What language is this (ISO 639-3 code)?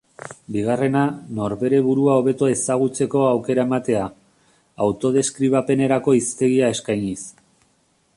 eus